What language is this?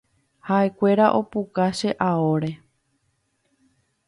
Guarani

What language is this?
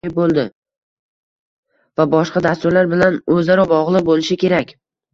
Uzbek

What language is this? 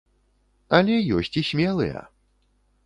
Belarusian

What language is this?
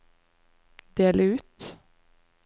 Norwegian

